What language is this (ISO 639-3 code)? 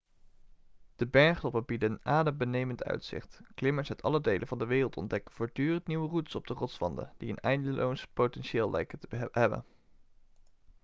nld